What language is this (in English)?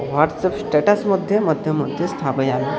Sanskrit